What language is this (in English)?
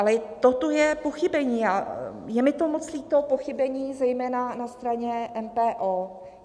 Czech